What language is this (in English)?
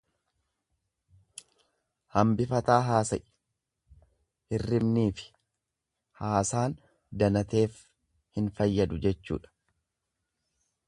Oromo